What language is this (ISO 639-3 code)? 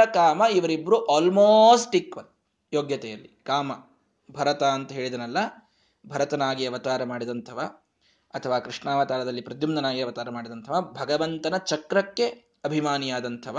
kan